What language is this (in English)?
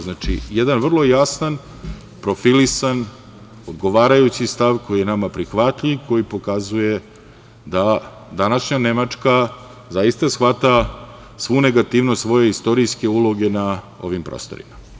Serbian